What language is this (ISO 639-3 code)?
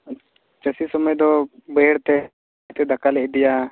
sat